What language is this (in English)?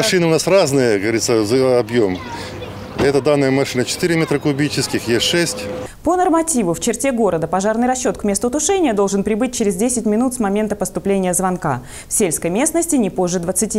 Russian